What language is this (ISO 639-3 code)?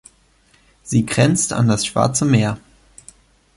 deu